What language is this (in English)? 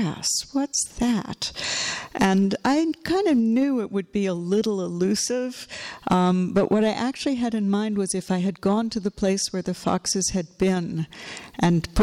English